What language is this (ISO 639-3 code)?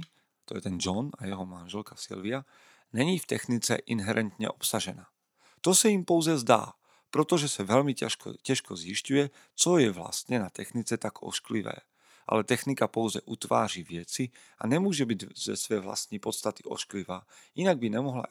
slk